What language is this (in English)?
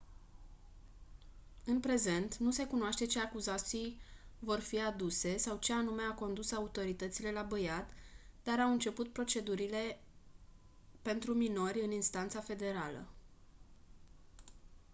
Romanian